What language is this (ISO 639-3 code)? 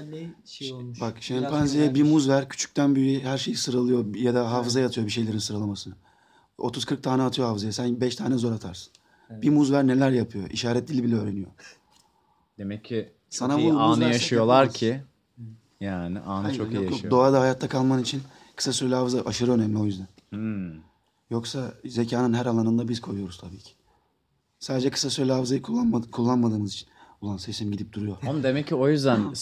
tur